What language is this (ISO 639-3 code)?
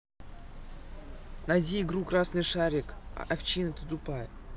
rus